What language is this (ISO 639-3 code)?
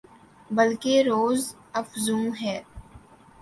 urd